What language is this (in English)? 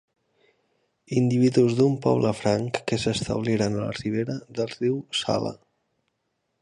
Catalan